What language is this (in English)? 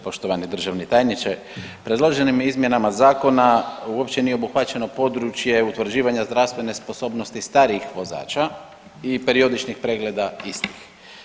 Croatian